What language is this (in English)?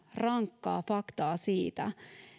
Finnish